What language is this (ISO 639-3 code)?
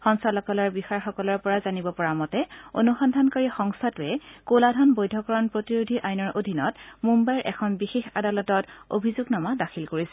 asm